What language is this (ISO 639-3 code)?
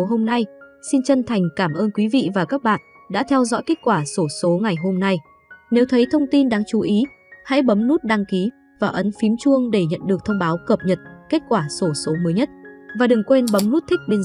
vie